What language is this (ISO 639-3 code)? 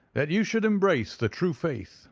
eng